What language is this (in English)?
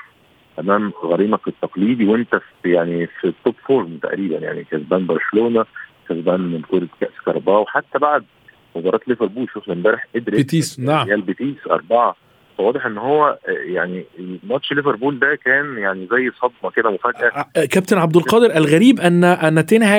Arabic